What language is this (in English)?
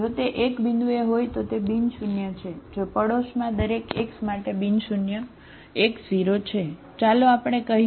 Gujarati